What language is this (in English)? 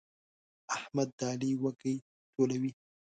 Pashto